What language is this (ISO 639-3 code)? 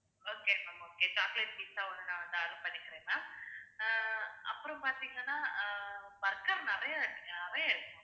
tam